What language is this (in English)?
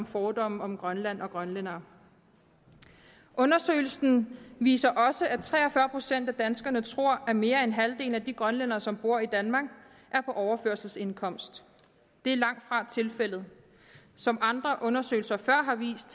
Danish